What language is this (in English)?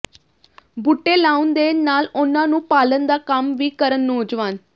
Punjabi